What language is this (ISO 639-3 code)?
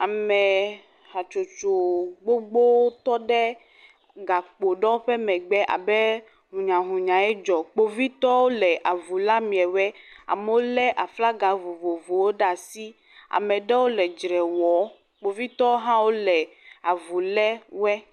ewe